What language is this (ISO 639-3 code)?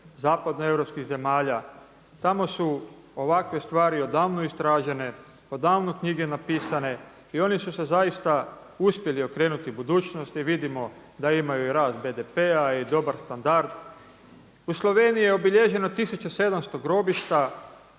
hrv